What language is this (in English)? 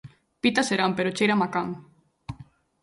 Galician